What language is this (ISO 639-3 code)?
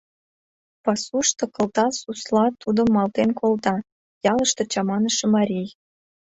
chm